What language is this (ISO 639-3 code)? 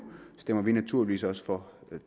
dan